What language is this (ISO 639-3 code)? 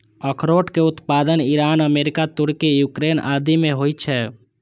mai